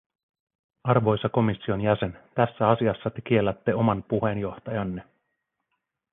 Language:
Finnish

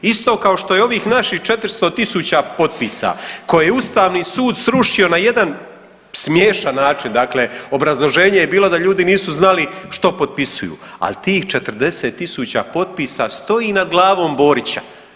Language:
Croatian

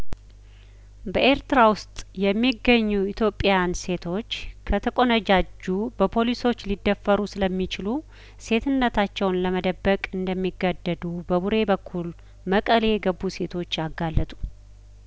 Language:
Amharic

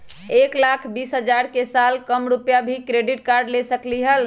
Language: Magahi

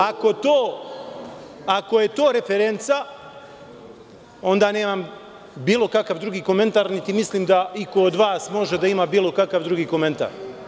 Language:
Serbian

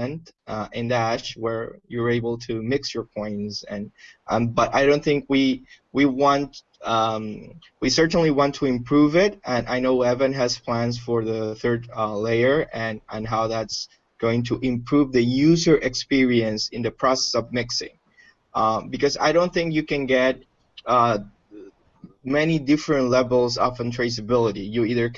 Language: English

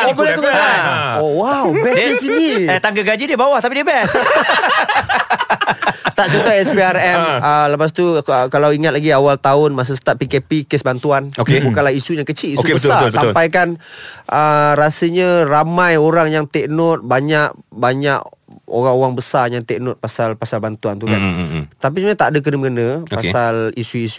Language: Malay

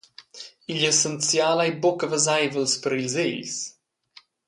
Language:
Romansh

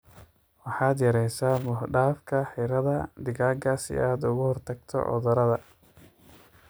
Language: Somali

